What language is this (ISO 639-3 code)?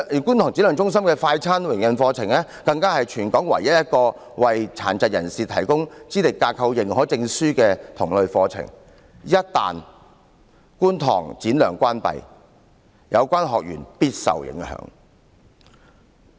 yue